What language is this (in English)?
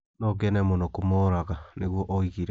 Kikuyu